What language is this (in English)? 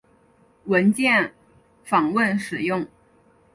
Chinese